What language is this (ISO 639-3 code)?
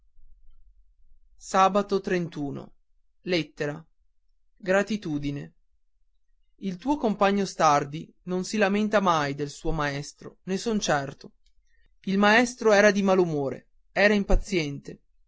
ita